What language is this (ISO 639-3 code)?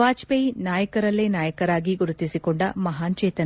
kan